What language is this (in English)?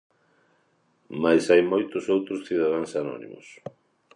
Galician